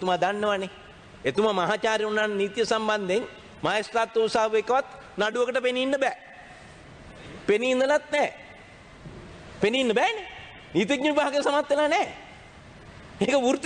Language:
Indonesian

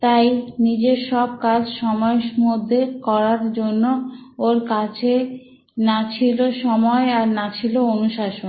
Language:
Bangla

